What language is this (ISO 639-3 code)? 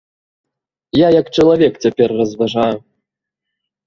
bel